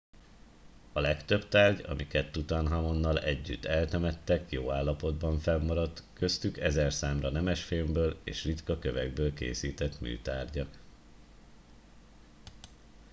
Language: Hungarian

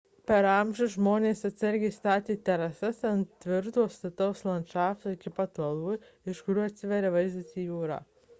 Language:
Lithuanian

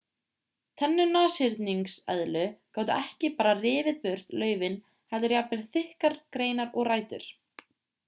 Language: Icelandic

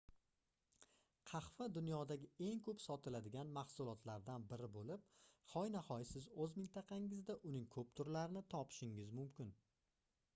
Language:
Uzbek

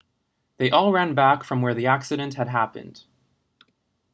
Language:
English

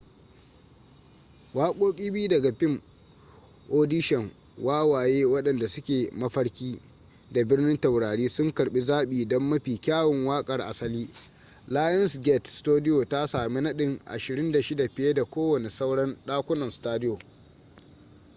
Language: Hausa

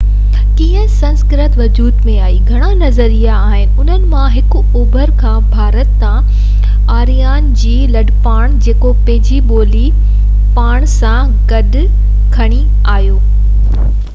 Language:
Sindhi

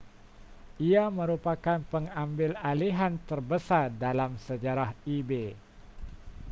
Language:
Malay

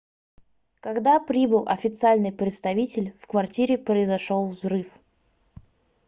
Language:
Russian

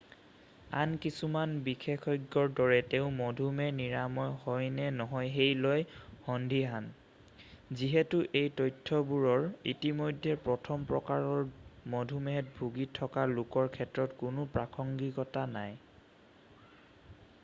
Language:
Assamese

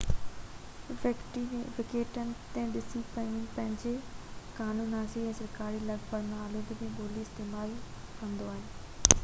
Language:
Sindhi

